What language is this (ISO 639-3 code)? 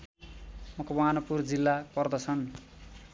nep